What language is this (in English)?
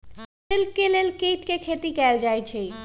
Magahi